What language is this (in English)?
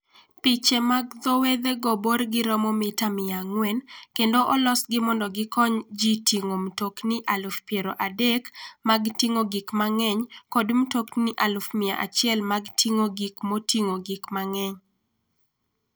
Luo (Kenya and Tanzania)